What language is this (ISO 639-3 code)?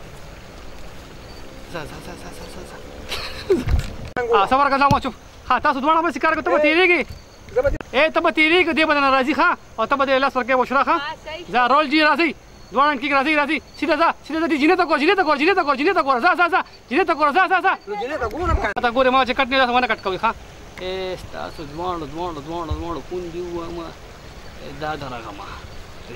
hin